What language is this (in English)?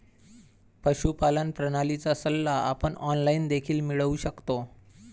Marathi